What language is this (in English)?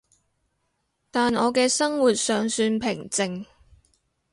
Cantonese